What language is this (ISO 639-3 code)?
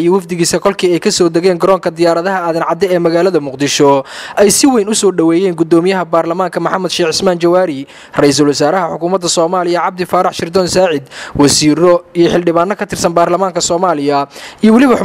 ara